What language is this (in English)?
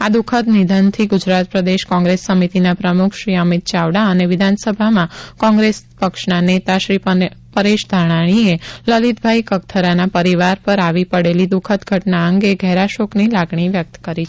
Gujarati